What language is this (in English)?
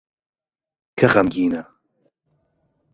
Central Kurdish